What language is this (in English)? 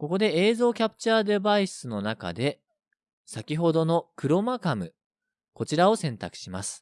Japanese